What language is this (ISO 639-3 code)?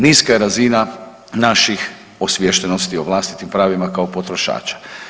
hrv